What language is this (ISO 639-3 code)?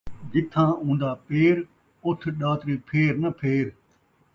skr